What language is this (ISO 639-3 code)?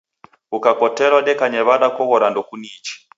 dav